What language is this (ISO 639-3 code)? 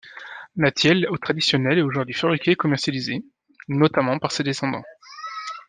fra